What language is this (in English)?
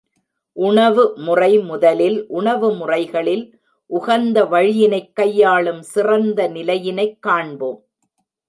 Tamil